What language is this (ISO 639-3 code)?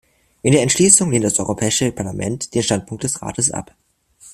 deu